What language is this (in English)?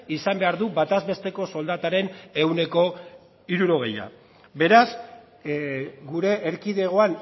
Basque